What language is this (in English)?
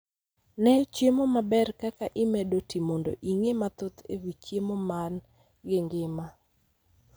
Luo (Kenya and Tanzania)